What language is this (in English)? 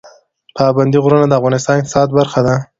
Pashto